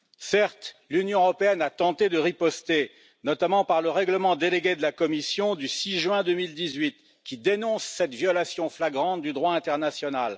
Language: French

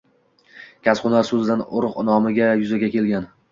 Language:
Uzbek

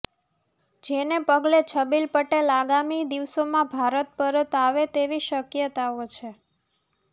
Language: Gujarati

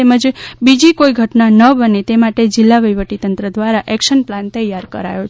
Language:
Gujarati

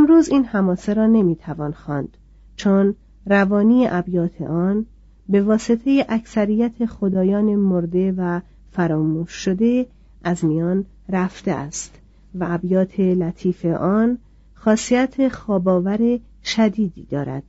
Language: Persian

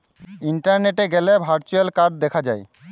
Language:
Bangla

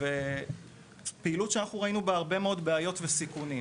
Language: Hebrew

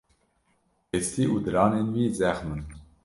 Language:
Kurdish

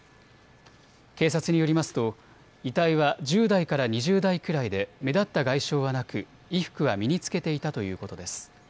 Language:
Japanese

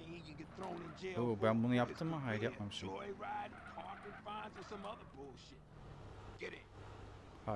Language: Turkish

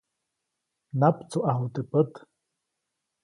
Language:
Copainalá Zoque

